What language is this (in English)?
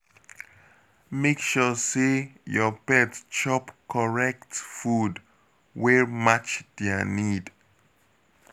Nigerian Pidgin